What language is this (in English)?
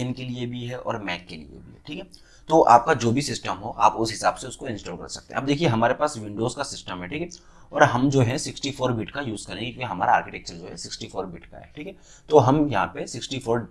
Hindi